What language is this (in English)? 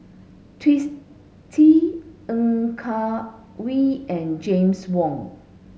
English